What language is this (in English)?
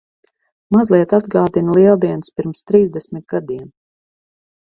Latvian